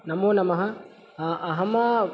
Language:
Sanskrit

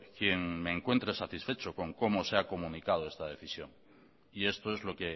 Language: Spanish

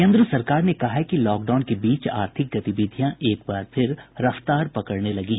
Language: Hindi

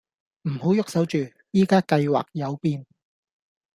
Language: Cantonese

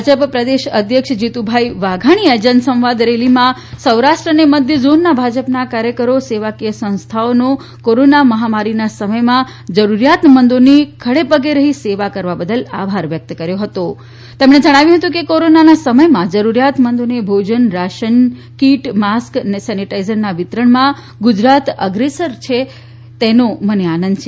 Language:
Gujarati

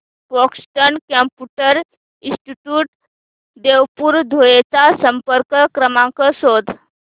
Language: Marathi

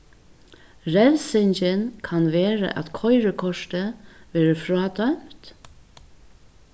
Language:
Faroese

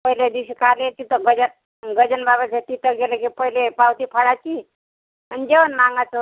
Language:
Marathi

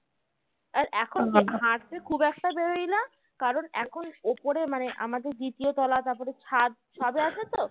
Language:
Bangla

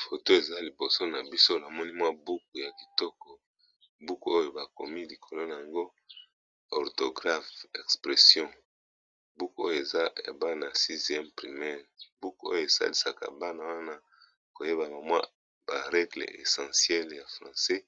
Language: Lingala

